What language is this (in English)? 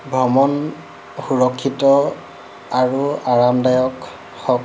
Assamese